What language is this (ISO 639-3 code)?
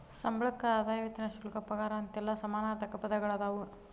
kan